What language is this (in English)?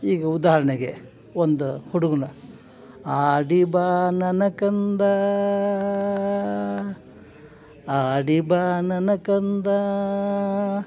Kannada